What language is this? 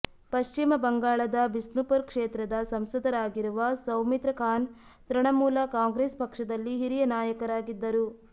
Kannada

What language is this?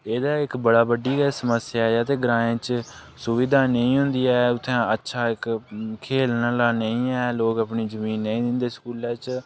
Dogri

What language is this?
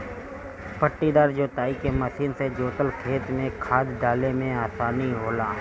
Bhojpuri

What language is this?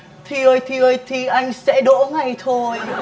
Vietnamese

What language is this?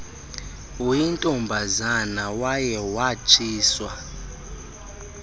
Xhosa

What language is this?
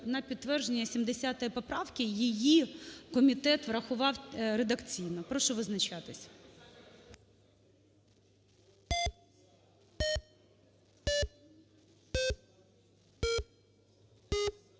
Ukrainian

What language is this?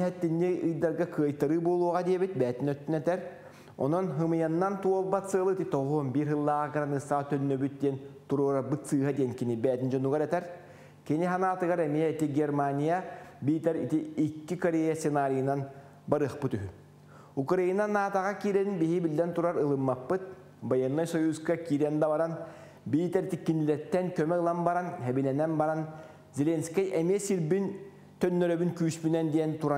Turkish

